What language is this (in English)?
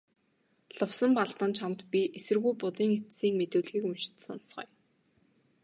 Mongolian